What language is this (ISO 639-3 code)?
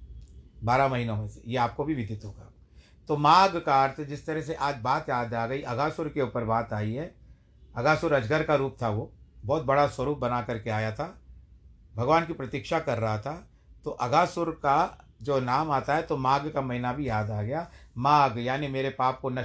hin